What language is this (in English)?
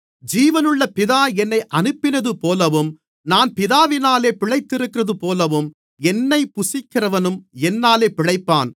Tamil